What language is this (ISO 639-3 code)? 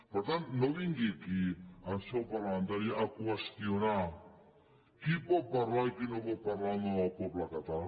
cat